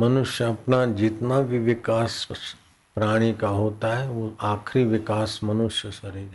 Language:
Hindi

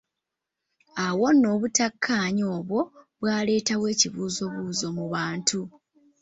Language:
Ganda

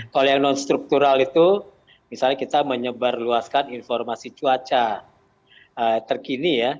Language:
Indonesian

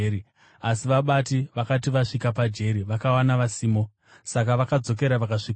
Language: Shona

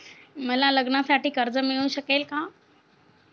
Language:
Marathi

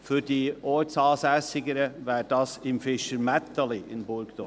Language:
Swiss German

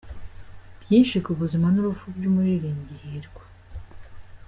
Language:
Kinyarwanda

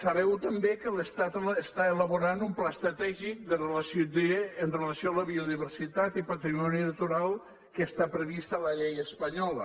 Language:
Catalan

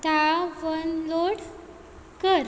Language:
Konkani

